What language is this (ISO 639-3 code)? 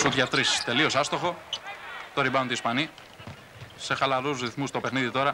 ell